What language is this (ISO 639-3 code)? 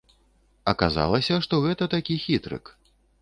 bel